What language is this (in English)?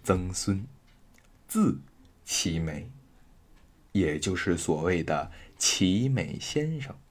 Chinese